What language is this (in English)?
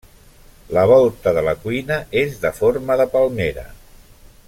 Catalan